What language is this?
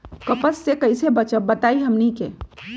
Magahi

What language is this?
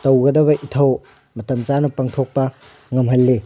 Manipuri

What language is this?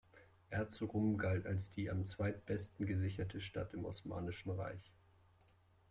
German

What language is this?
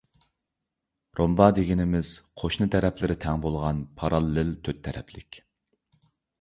Uyghur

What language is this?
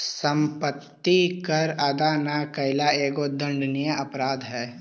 Magahi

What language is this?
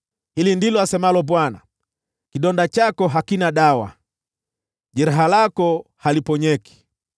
Swahili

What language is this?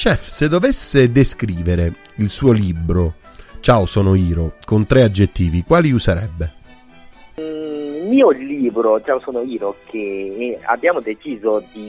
Italian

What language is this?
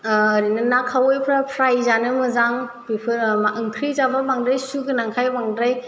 Bodo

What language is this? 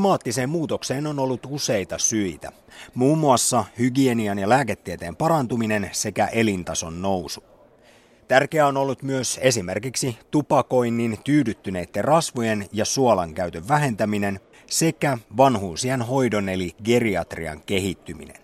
Finnish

